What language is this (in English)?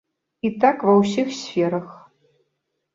Belarusian